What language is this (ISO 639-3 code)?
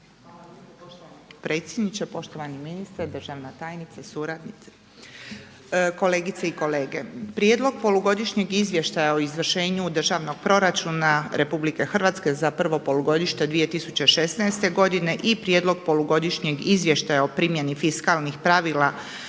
hrv